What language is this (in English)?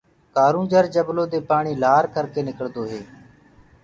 Gurgula